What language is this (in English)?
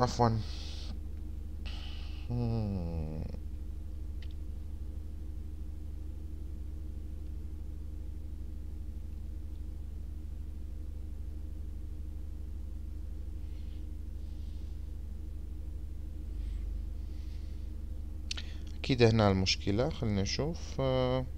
Arabic